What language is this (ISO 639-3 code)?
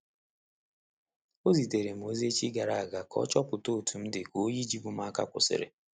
ibo